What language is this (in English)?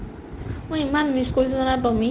Assamese